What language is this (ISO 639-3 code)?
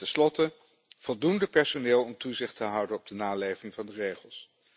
nld